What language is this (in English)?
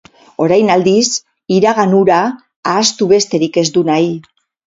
Basque